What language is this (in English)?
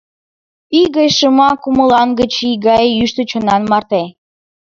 Mari